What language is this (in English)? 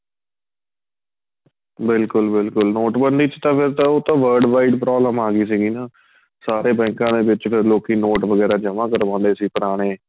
Punjabi